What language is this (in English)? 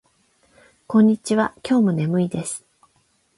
Japanese